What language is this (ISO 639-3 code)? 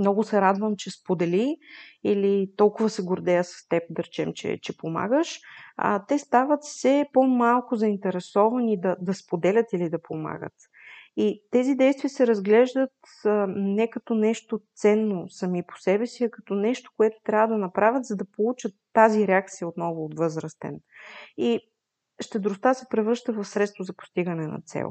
bul